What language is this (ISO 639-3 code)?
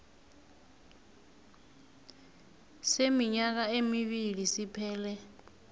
nbl